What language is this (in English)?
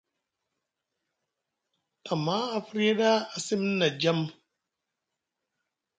Musgu